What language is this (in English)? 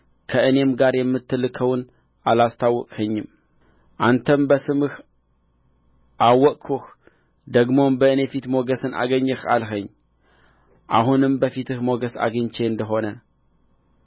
Amharic